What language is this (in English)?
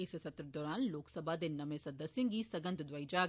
Dogri